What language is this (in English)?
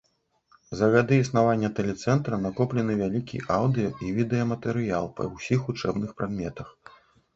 Belarusian